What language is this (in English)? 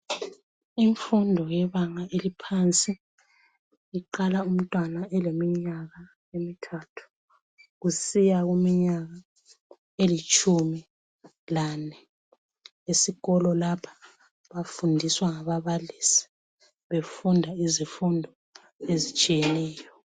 North Ndebele